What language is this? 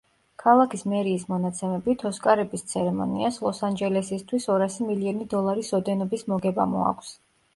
Georgian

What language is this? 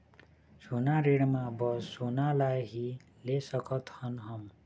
Chhattisgarhi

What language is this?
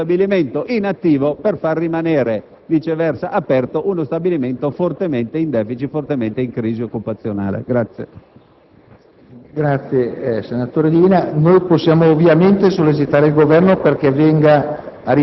Italian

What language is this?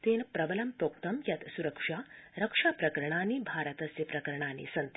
Sanskrit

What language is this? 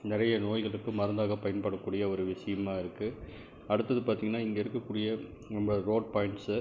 Tamil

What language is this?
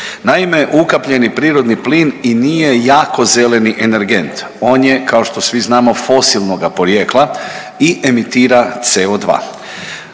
Croatian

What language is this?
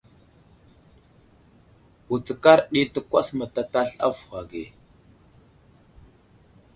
Wuzlam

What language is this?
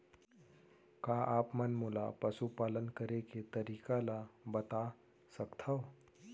Chhattisgarhi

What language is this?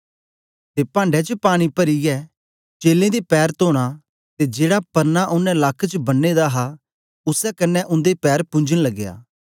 Dogri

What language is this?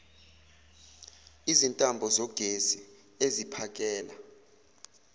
Zulu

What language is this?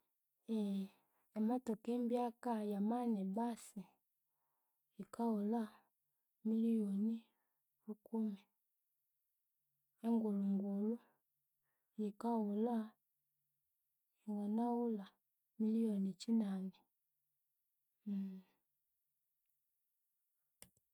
Konzo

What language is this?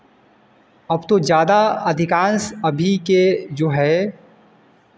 Hindi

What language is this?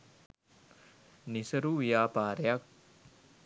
Sinhala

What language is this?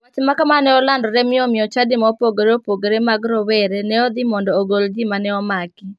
Luo (Kenya and Tanzania)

